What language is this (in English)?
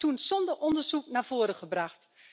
Dutch